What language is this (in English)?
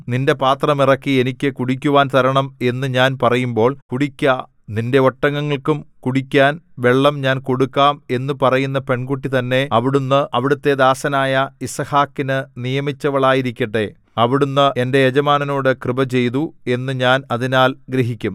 Malayalam